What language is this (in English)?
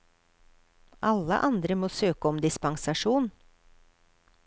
Norwegian